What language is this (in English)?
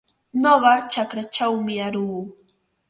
Ambo-Pasco Quechua